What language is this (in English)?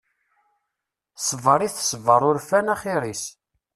Kabyle